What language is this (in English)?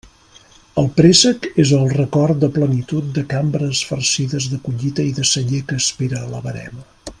Catalan